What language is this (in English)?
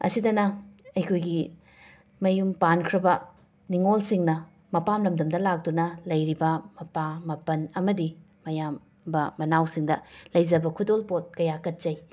Manipuri